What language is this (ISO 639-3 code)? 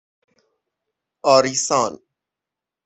fas